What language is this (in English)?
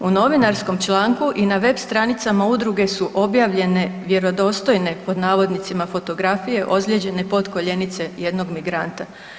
Croatian